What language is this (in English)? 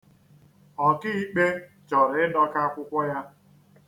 Igbo